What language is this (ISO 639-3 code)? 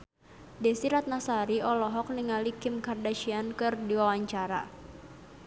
sun